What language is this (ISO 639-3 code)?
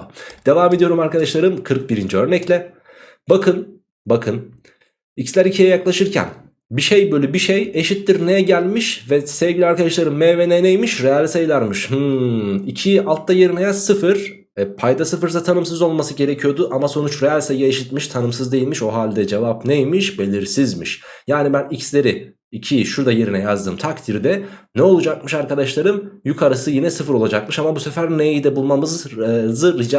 tur